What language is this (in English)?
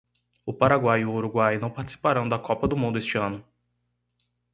Portuguese